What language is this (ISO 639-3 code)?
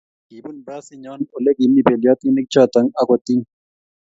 kln